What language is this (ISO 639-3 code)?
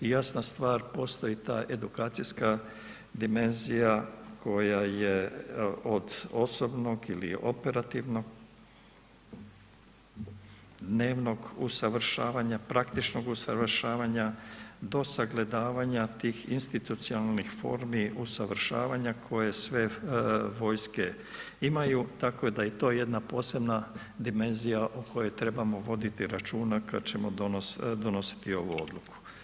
hrv